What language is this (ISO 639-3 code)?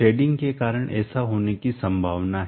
hin